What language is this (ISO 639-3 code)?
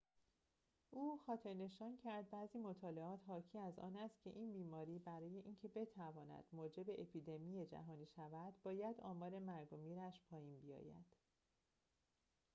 fas